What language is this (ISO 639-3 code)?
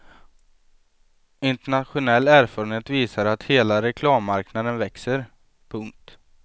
swe